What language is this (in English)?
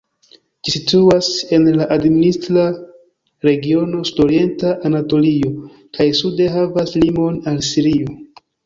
Esperanto